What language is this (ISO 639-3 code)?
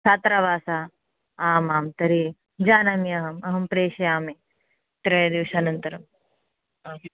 san